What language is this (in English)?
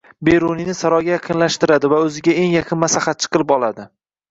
Uzbek